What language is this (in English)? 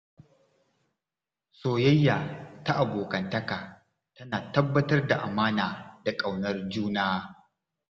Hausa